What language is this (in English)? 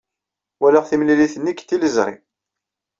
Kabyle